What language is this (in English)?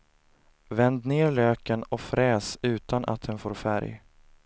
Swedish